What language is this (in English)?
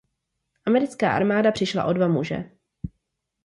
Czech